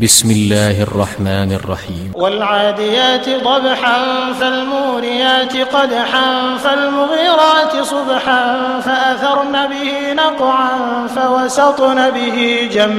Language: Arabic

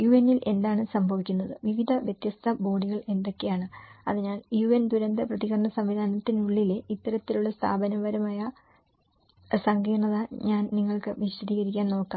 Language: Malayalam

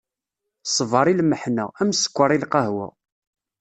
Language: Kabyle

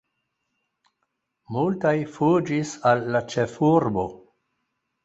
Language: Esperanto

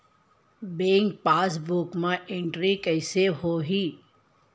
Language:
Chhattisgarhi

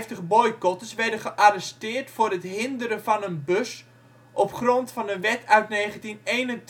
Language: Dutch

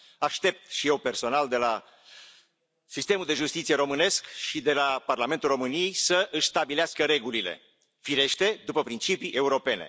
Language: Romanian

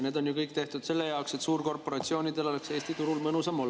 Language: Estonian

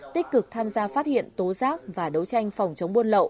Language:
Vietnamese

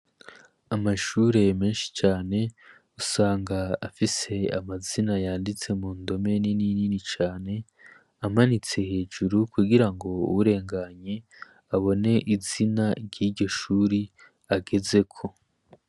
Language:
Rundi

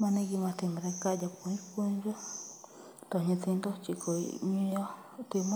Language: Luo (Kenya and Tanzania)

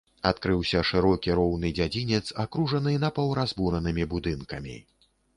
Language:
Belarusian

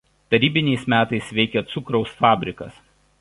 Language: Lithuanian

